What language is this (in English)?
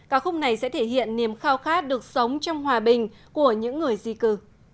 Vietnamese